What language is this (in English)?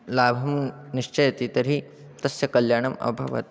Sanskrit